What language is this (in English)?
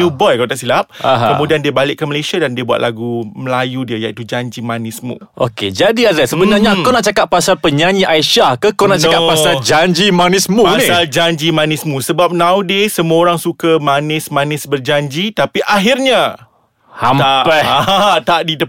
Malay